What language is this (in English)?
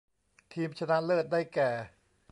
Thai